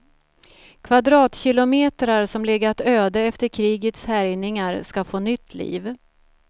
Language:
Swedish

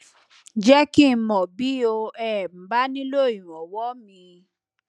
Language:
Yoruba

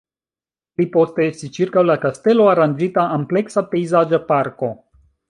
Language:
Esperanto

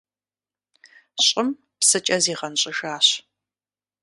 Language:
Kabardian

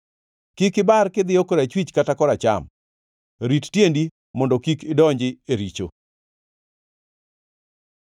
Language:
Luo (Kenya and Tanzania)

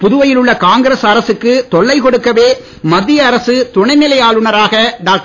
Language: Tamil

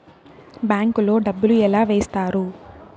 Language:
Telugu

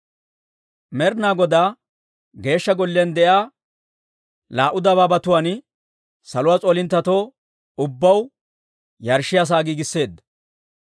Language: Dawro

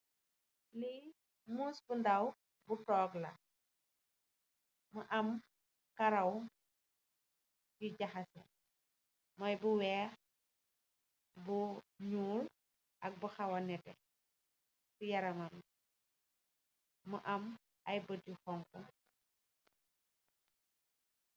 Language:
Wolof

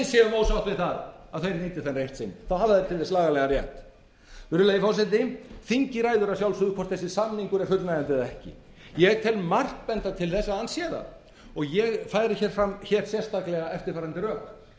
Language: Icelandic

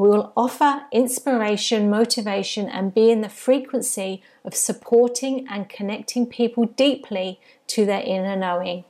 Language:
English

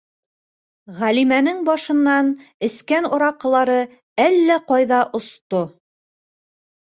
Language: Bashkir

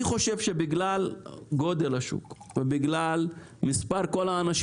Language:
Hebrew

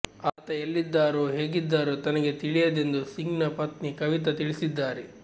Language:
Kannada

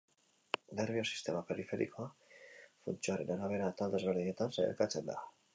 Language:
Basque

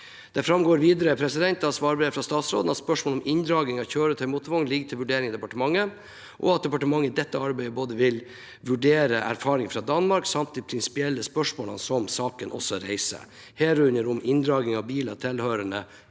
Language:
Norwegian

